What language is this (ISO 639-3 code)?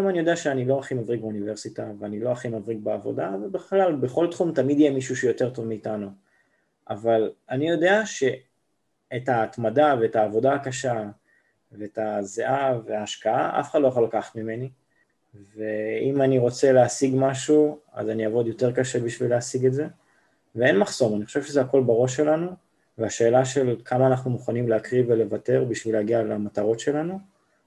heb